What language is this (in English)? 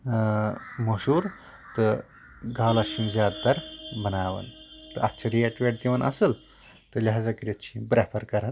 Kashmiri